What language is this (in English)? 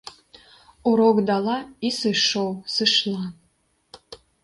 Belarusian